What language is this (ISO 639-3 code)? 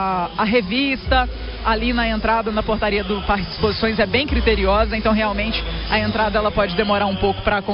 por